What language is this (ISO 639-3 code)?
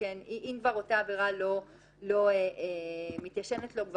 heb